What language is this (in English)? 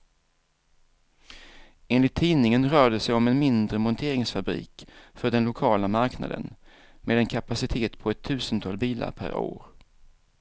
Swedish